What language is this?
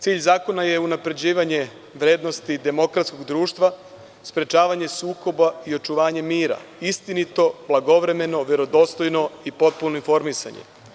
Serbian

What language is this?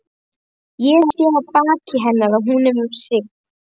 Icelandic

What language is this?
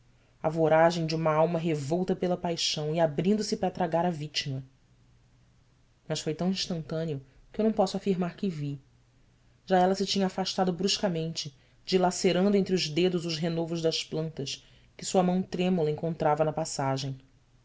Portuguese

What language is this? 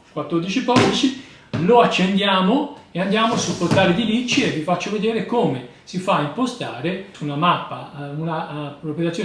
Italian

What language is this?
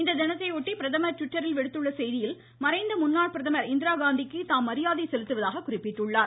Tamil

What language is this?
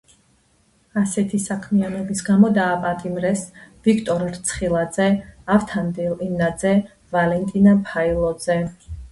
Georgian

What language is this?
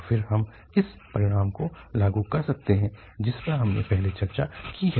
Hindi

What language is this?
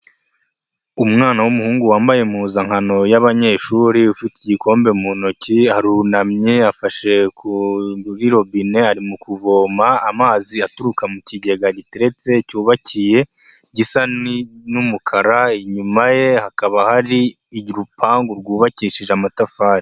Kinyarwanda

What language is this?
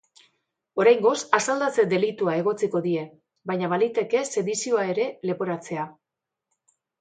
Basque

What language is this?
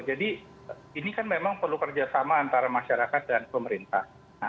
Indonesian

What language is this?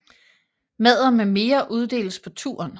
Danish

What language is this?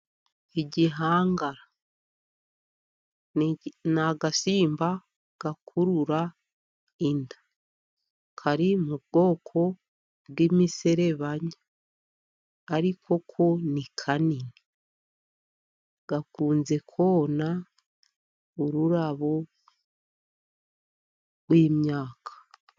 Kinyarwanda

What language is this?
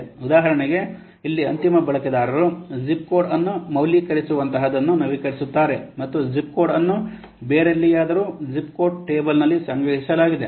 Kannada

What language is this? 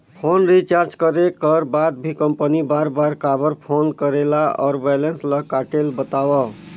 Chhattisgarhi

